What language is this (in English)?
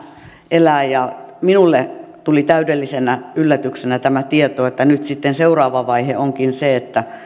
Finnish